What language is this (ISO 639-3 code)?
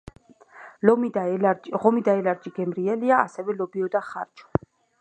kat